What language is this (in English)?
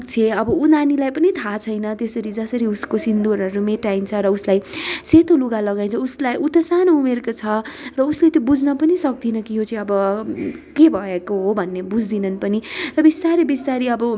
Nepali